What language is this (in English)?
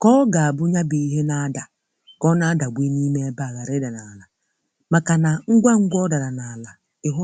Igbo